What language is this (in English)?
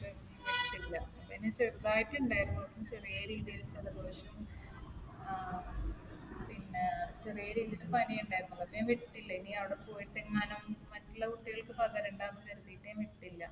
Malayalam